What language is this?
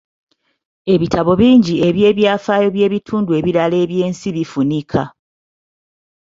Ganda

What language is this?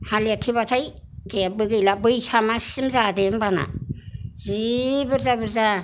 Bodo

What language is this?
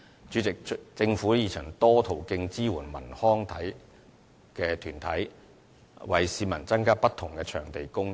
Cantonese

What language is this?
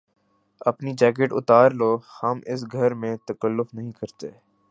Urdu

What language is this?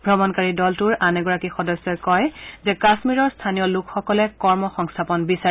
Assamese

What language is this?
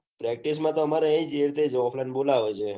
Gujarati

